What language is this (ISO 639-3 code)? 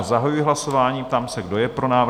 ces